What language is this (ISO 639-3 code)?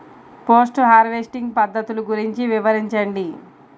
tel